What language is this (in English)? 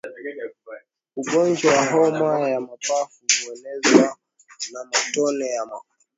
Swahili